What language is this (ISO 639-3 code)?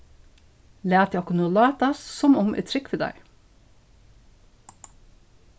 fao